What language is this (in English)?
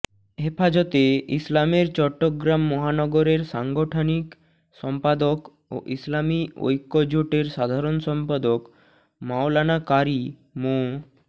Bangla